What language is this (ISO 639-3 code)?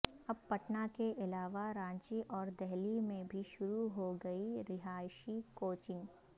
urd